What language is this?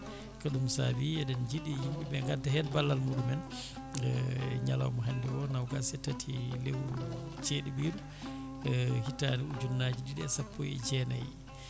Fula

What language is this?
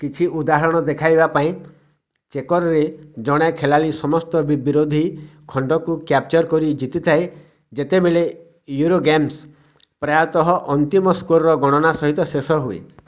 Odia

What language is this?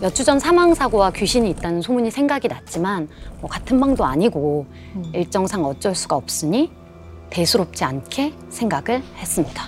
Korean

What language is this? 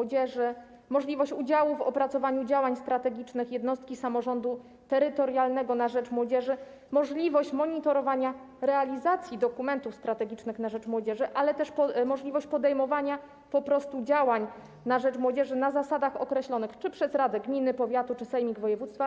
Polish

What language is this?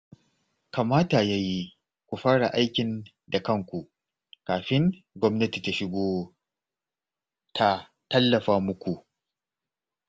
Hausa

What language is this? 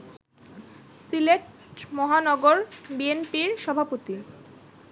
Bangla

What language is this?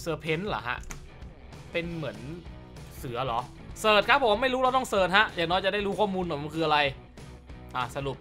Thai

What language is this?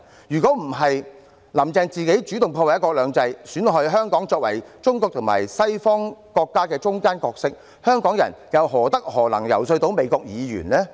Cantonese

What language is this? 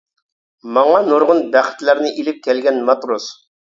Uyghur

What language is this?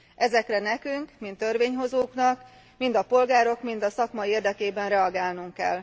Hungarian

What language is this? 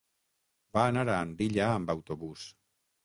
Catalan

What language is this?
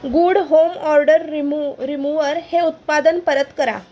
Marathi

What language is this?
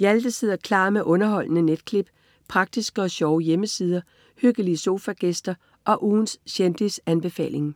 Danish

